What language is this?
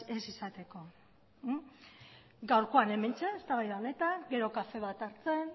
Basque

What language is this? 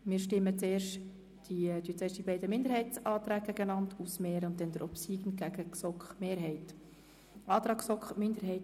Swiss German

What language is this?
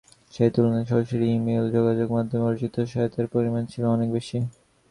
Bangla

